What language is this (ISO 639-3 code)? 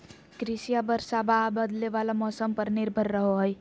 mag